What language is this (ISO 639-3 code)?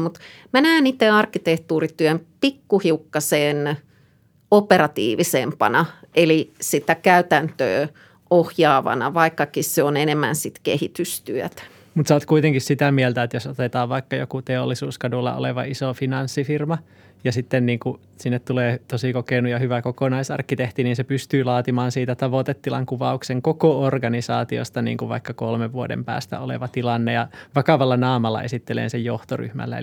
fin